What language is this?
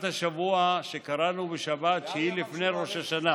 Hebrew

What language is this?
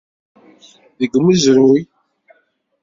Kabyle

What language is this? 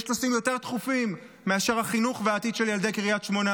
Hebrew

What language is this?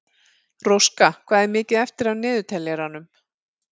Icelandic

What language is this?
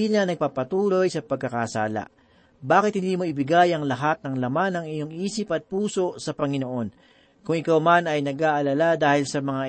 Filipino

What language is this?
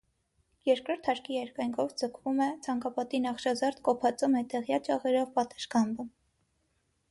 Armenian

